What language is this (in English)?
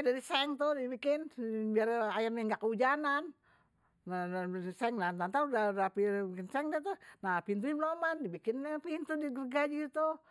Betawi